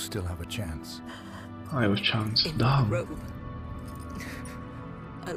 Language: Romanian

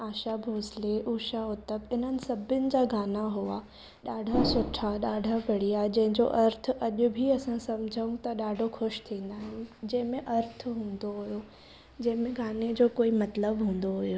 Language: Sindhi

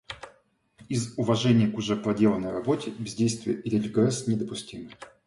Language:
Russian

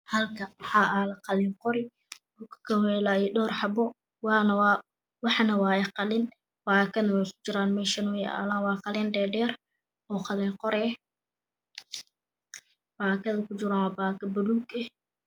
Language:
Somali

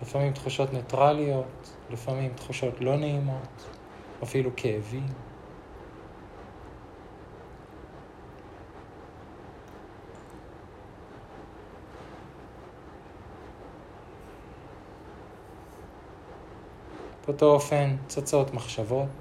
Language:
Hebrew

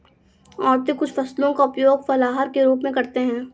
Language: Hindi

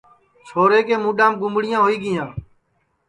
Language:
Sansi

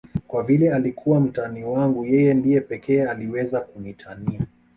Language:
Swahili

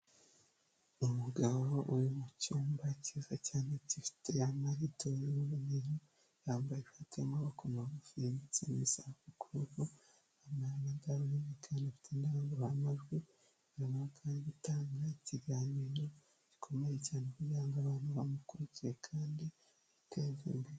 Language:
Kinyarwanda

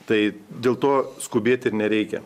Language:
Lithuanian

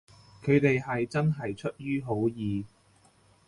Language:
Cantonese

